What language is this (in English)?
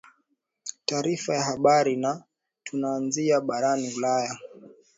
Swahili